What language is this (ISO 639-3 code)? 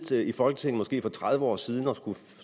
dan